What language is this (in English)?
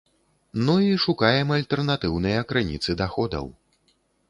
Belarusian